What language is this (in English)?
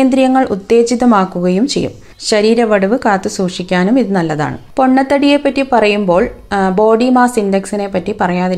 Malayalam